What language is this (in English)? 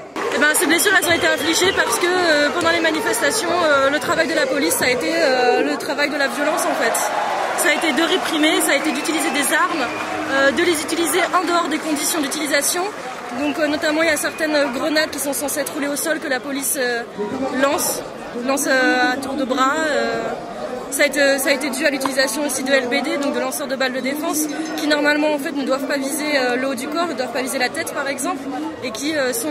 French